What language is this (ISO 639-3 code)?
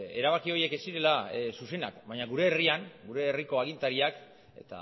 eus